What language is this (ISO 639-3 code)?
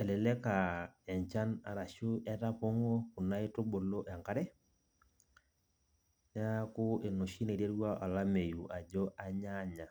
mas